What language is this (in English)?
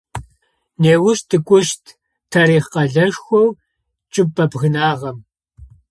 Adyghe